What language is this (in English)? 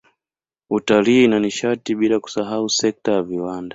Swahili